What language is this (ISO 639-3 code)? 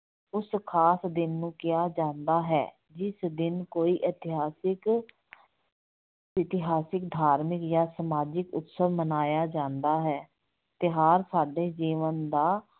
pan